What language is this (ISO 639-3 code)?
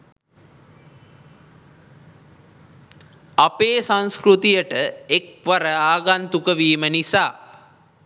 sin